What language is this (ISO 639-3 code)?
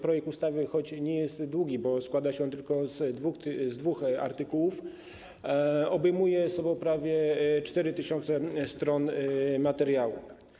pol